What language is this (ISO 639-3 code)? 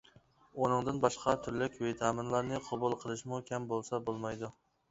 uig